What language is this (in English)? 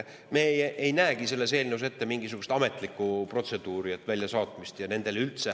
Estonian